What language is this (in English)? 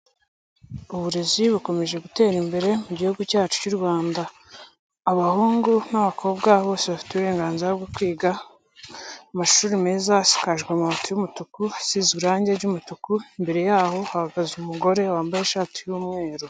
Kinyarwanda